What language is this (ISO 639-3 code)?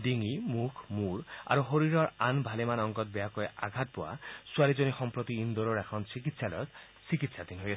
asm